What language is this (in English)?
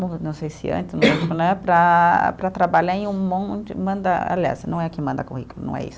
Portuguese